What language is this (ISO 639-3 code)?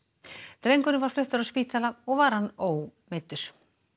isl